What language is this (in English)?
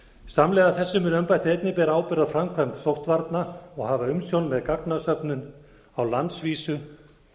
Icelandic